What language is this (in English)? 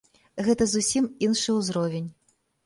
Belarusian